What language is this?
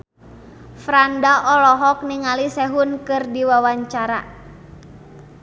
Sundanese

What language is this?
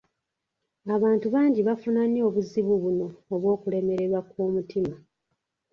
Ganda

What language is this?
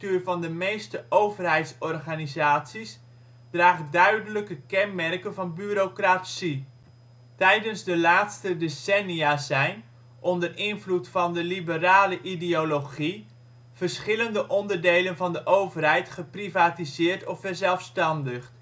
Dutch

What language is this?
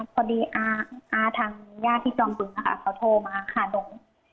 Thai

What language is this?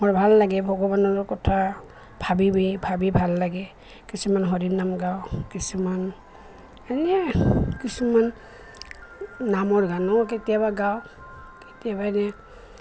Assamese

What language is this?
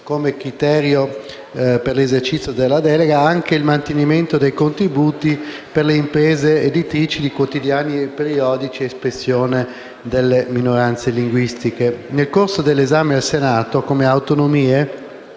Italian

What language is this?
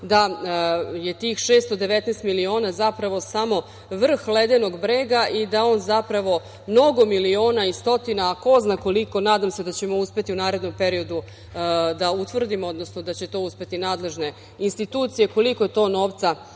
Serbian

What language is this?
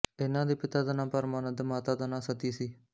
Punjabi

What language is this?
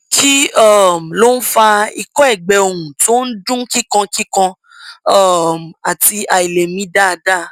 Yoruba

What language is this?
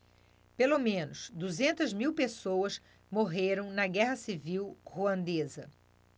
Portuguese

